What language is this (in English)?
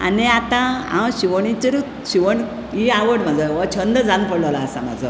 Konkani